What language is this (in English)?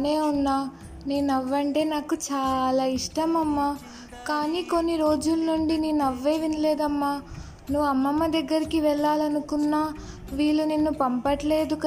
Telugu